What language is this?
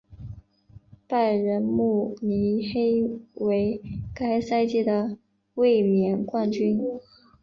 Chinese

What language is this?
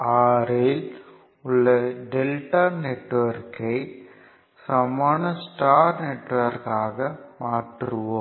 Tamil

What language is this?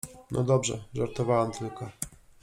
Polish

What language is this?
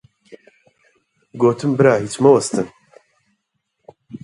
Central Kurdish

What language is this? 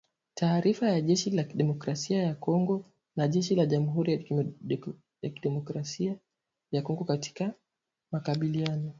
Swahili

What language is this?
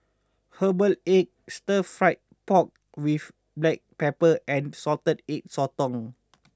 English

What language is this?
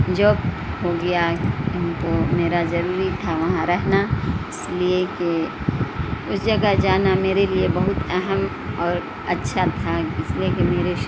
Urdu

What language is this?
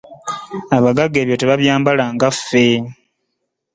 Ganda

